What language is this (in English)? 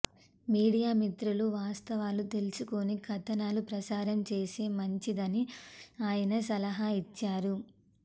Telugu